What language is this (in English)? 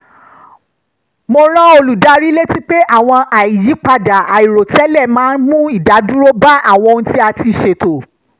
Yoruba